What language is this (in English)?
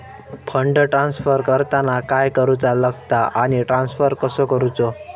Marathi